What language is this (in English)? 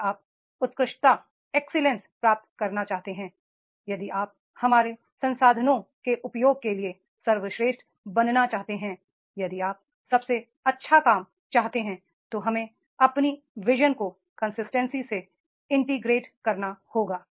Hindi